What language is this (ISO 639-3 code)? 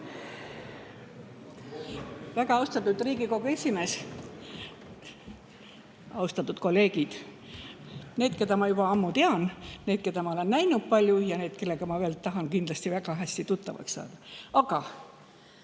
est